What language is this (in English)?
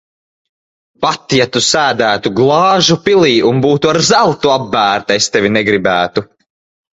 Latvian